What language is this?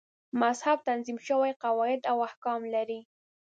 Pashto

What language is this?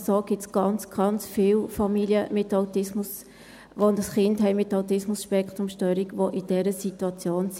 Swiss German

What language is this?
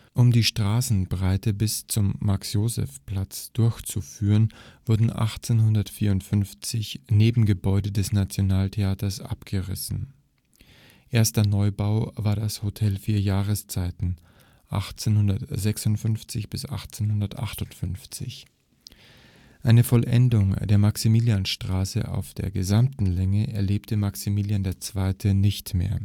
German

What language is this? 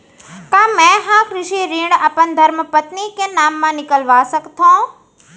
Chhattisgarhi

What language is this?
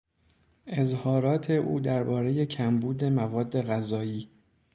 Persian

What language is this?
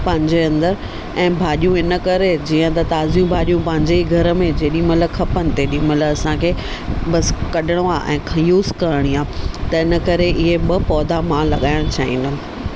Sindhi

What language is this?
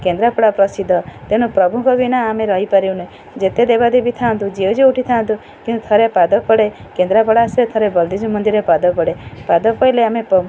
Odia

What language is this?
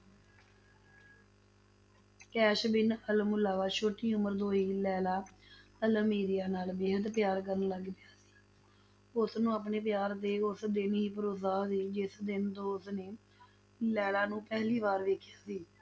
Punjabi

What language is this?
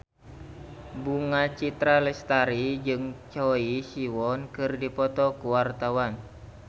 Sundanese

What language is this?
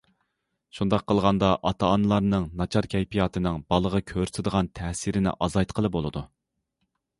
Uyghur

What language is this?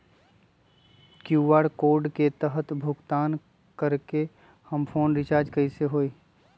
Magahi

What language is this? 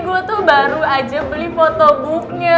Indonesian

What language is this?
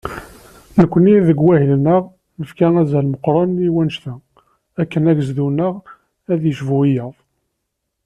Kabyle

